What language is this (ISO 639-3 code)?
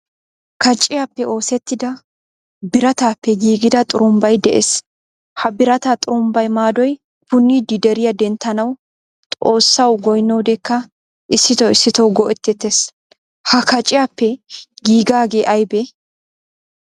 wal